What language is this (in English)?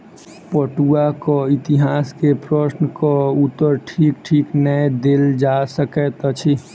Maithili